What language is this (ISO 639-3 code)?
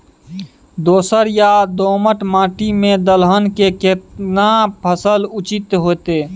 mai